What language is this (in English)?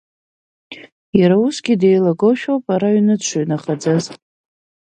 Abkhazian